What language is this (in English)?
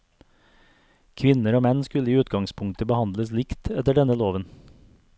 Norwegian